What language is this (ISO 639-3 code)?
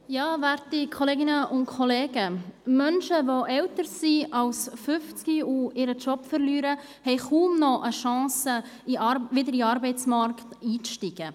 gsw